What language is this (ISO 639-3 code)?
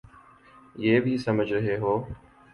urd